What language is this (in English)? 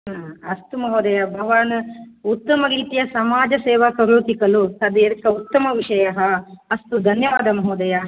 Sanskrit